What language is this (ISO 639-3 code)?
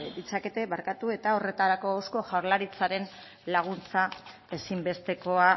eus